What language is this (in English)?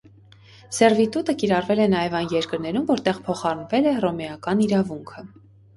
Armenian